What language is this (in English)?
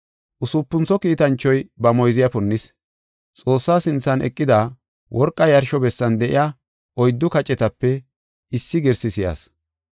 Gofa